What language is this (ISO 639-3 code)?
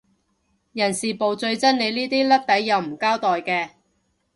yue